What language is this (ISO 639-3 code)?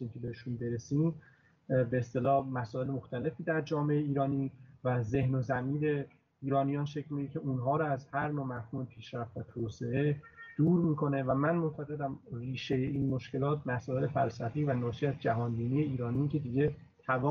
fas